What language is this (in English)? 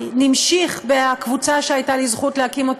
Hebrew